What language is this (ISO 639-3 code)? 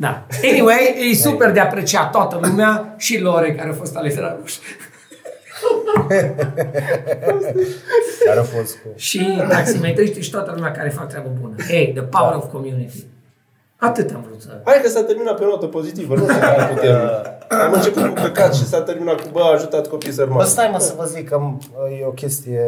ron